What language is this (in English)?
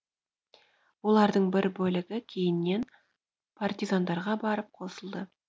Kazakh